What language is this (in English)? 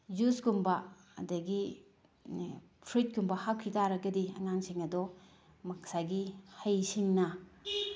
Manipuri